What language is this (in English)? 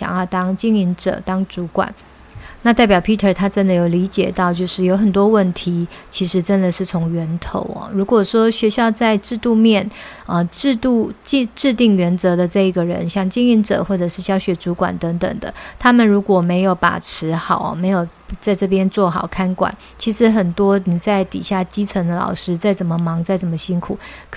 Chinese